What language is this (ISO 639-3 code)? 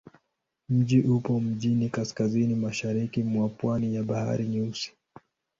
swa